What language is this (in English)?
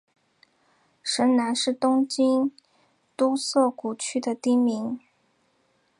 Chinese